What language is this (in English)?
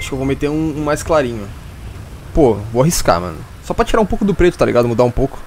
Portuguese